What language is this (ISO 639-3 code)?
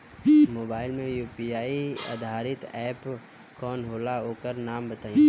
bho